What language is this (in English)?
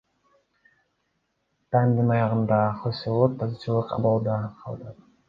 Kyrgyz